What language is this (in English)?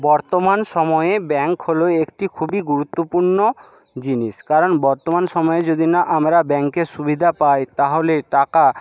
Bangla